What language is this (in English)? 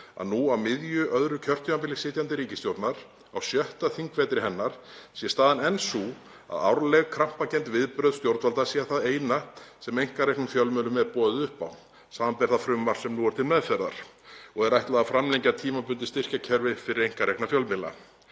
Icelandic